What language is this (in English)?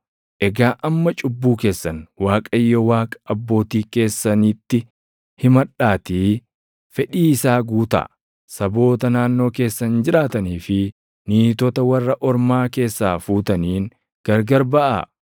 Oromo